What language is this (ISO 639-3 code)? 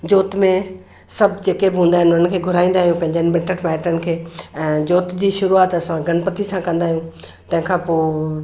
snd